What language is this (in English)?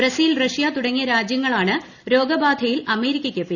Malayalam